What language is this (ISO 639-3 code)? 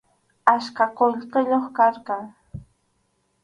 qxu